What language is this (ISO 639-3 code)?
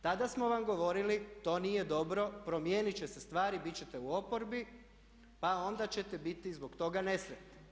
hrv